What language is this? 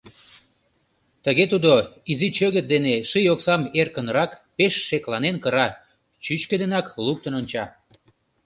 Mari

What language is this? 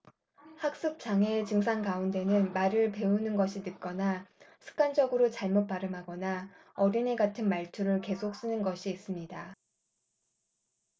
Korean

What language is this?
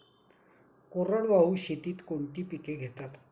Marathi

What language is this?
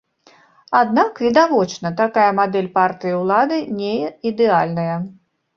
Belarusian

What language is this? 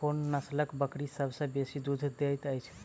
Maithili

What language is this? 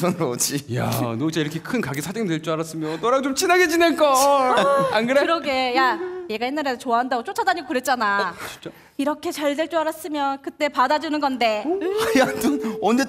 Korean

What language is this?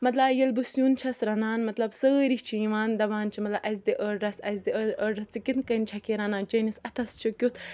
Kashmiri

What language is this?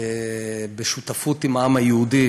Hebrew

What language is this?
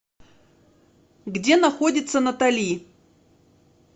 Russian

